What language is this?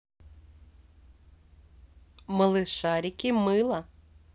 Russian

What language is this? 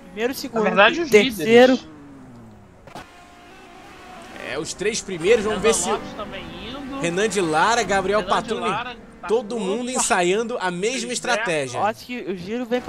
Portuguese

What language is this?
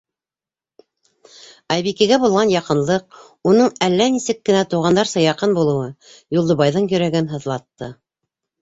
Bashkir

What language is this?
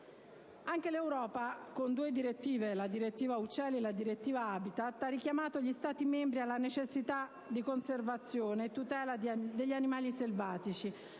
Italian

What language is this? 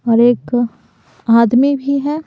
Hindi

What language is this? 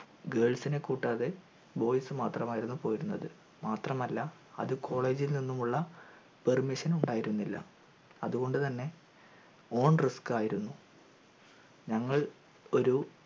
Malayalam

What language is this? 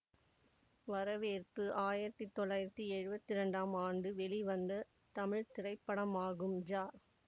Tamil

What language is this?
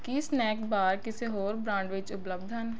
Punjabi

